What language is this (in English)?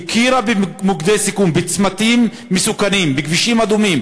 Hebrew